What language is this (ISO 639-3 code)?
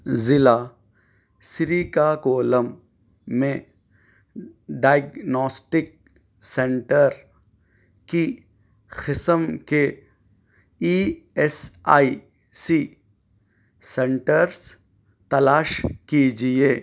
urd